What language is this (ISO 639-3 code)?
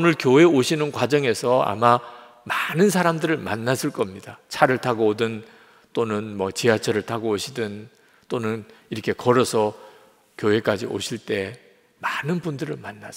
kor